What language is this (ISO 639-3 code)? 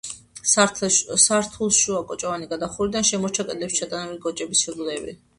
kat